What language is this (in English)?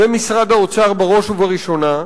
Hebrew